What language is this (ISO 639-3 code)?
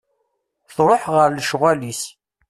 kab